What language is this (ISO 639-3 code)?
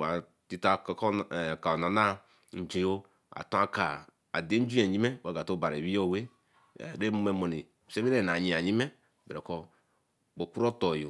elm